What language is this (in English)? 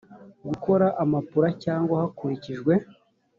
Kinyarwanda